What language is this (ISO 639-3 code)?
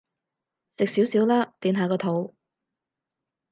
yue